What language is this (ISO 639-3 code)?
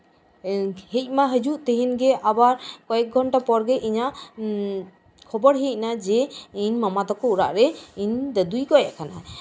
sat